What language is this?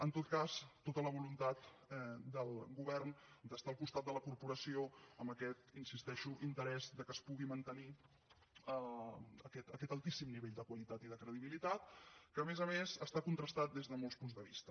Catalan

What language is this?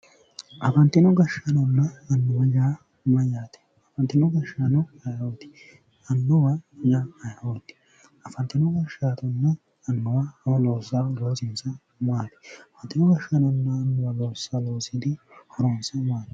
Sidamo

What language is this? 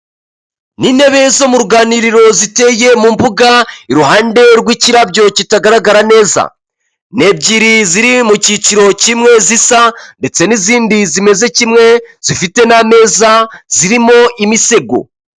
Kinyarwanda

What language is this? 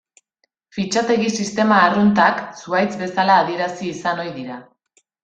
Basque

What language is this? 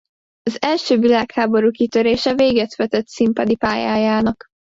Hungarian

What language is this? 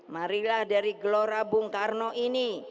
Indonesian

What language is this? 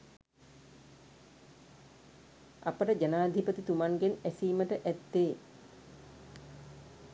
Sinhala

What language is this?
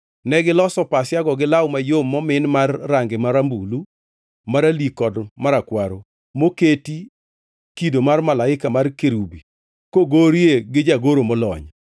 Luo (Kenya and Tanzania)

